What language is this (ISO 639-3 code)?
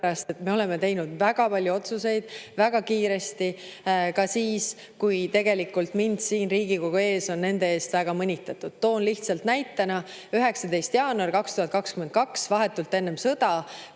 est